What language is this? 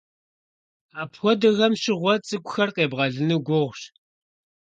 Kabardian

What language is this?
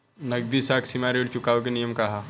Bhojpuri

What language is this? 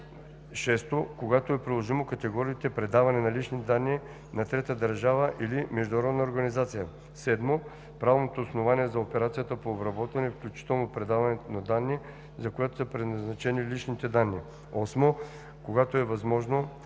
Bulgarian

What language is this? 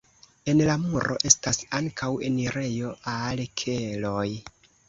Esperanto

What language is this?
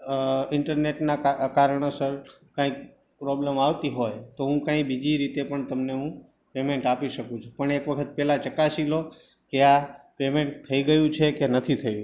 Gujarati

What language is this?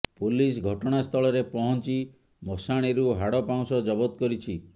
Odia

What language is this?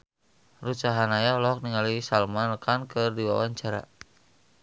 Sundanese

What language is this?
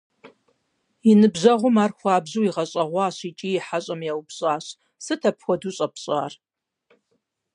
Kabardian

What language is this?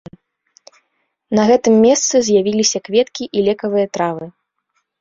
Belarusian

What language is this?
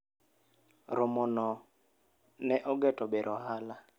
Luo (Kenya and Tanzania)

